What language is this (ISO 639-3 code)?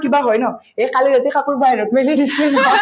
asm